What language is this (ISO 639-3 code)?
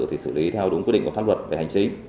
vie